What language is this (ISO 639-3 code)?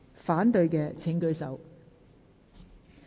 yue